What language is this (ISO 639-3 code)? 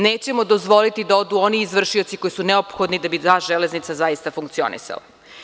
srp